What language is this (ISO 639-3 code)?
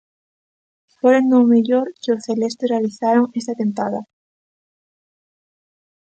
glg